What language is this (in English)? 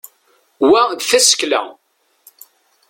Kabyle